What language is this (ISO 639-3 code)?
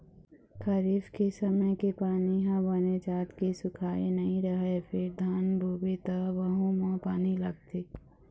hne